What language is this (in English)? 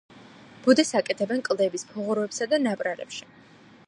Georgian